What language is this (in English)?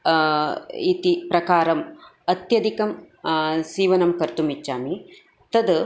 Sanskrit